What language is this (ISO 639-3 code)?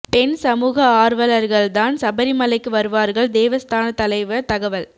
tam